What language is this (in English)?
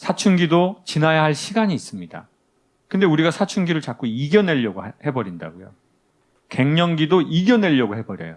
Korean